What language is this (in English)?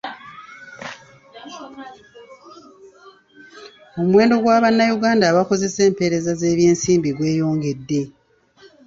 Ganda